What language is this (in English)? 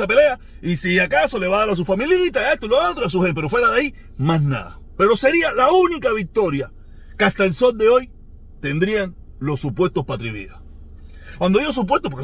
Spanish